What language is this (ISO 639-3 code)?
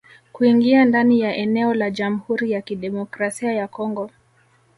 swa